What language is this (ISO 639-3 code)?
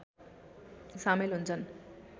nep